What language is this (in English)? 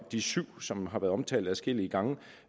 Danish